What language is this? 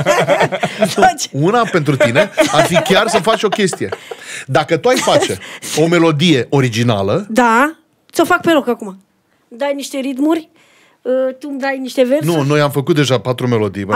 Romanian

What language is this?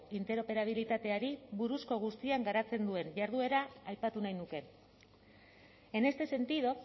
Basque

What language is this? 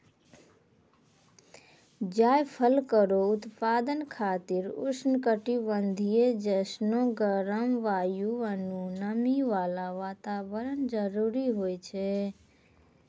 Maithili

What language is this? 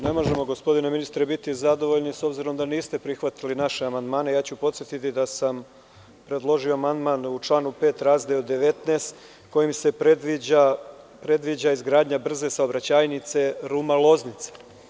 Serbian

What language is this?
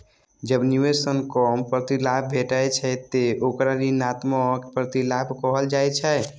Maithili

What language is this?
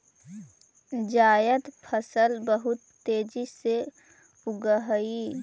Magahi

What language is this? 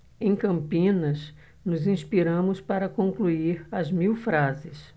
Portuguese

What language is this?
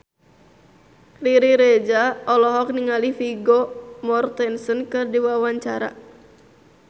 Sundanese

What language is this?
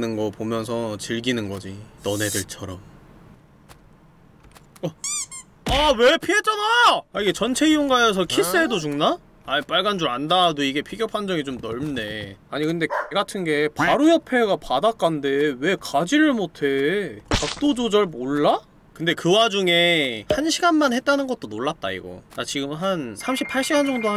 Korean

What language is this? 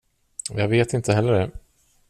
Swedish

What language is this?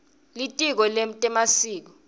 Swati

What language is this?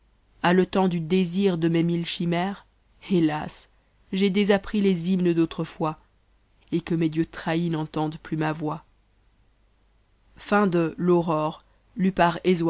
French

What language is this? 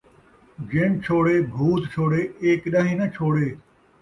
Saraiki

